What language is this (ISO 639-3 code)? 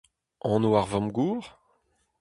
bre